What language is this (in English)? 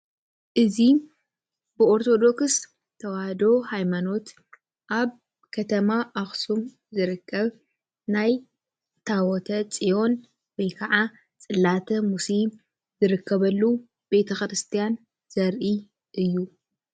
Tigrinya